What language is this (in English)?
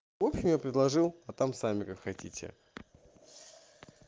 Russian